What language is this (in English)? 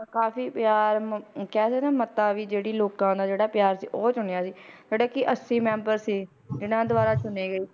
Punjabi